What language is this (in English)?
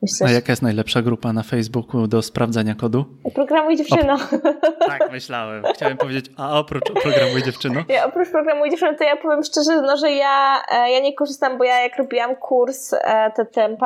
Polish